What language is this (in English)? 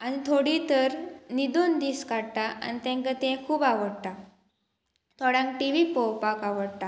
Konkani